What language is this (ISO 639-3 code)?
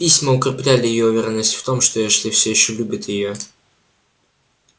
rus